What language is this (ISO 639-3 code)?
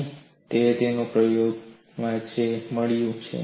guj